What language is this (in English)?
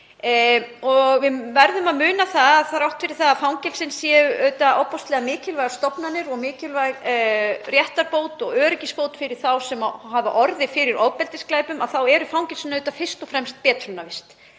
Icelandic